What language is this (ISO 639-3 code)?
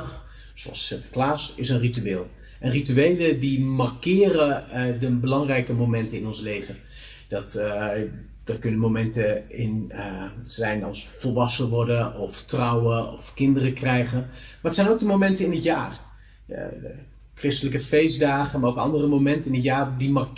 nld